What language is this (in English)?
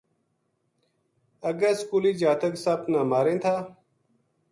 Gujari